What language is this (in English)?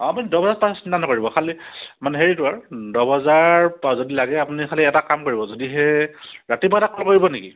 Assamese